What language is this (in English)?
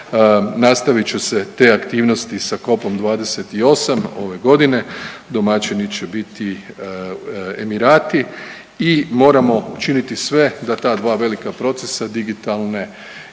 Croatian